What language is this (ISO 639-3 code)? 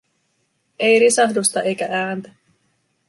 fin